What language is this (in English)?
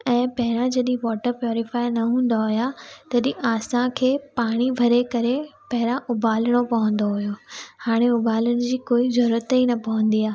Sindhi